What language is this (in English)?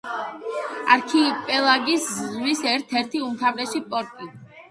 Georgian